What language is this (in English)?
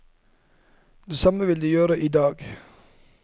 Norwegian